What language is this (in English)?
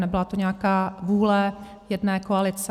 Czech